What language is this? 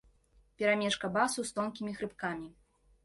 Belarusian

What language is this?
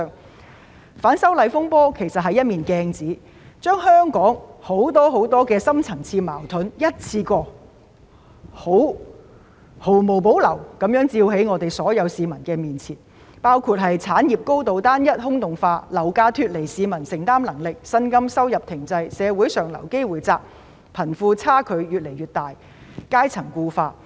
Cantonese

